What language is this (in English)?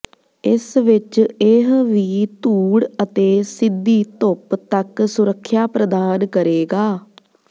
Punjabi